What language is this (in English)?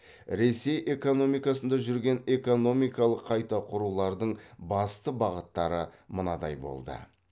Kazakh